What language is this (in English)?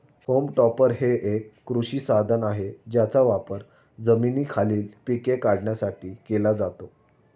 Marathi